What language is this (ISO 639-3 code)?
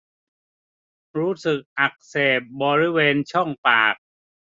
tha